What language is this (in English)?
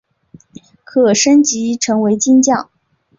Chinese